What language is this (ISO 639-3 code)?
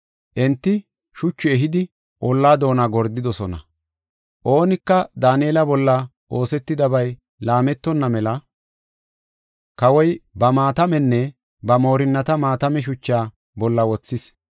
gof